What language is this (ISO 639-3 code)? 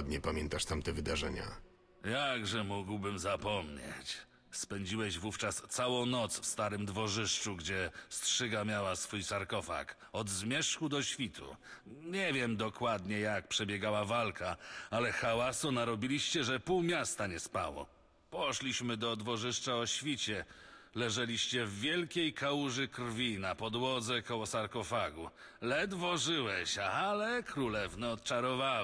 pol